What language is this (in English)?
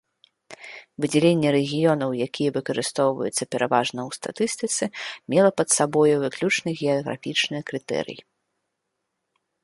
Belarusian